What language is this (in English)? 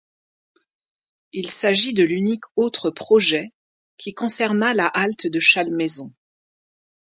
French